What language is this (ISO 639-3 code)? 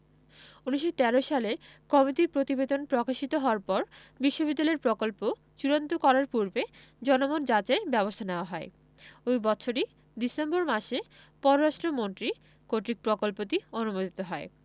ben